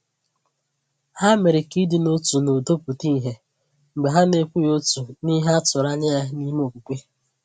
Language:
Igbo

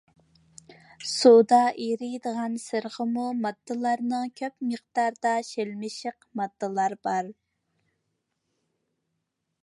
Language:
Uyghur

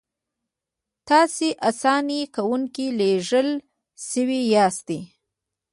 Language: Pashto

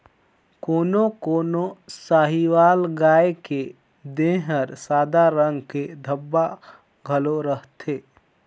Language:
Chhattisgarhi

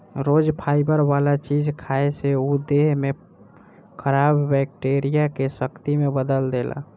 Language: Bhojpuri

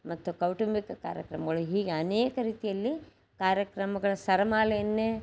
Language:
Kannada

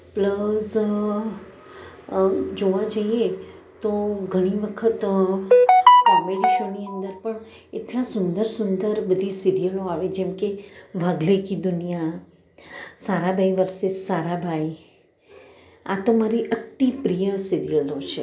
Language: Gujarati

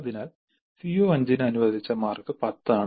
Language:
Malayalam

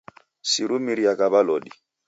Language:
Taita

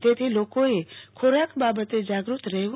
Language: Gujarati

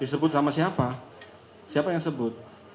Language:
Indonesian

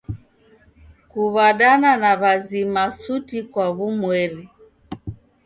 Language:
Taita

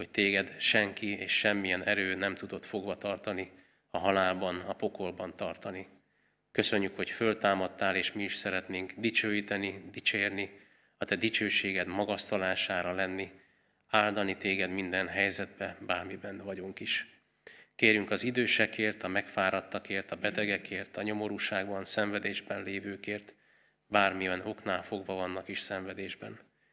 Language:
Hungarian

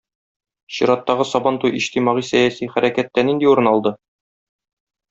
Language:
Tatar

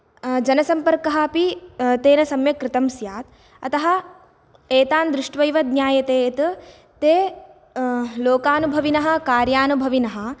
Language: Sanskrit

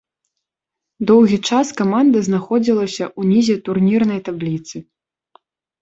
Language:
Belarusian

